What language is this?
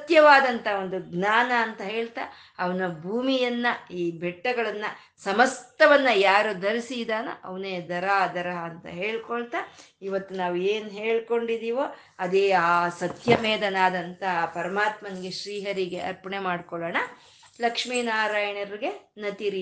Kannada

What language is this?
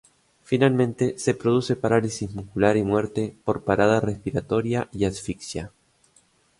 Spanish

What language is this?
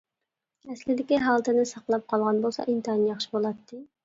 Uyghur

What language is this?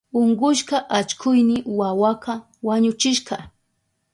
Southern Pastaza Quechua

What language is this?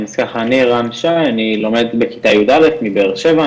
Hebrew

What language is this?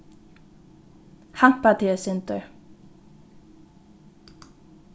Faroese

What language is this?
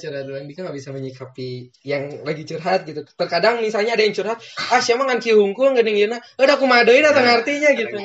Indonesian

